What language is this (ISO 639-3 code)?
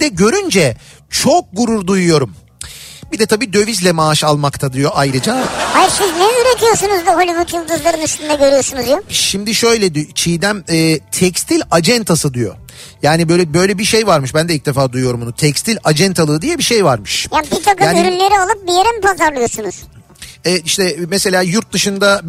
tur